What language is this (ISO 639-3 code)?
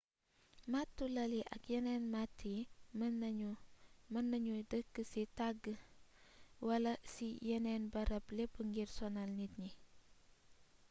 wol